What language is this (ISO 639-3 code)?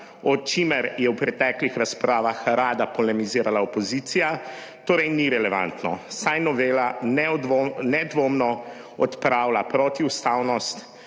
slv